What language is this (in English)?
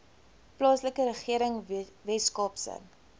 Afrikaans